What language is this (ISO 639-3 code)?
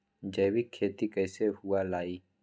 mag